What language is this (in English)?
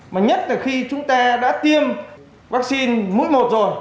Vietnamese